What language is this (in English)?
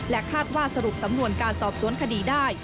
Thai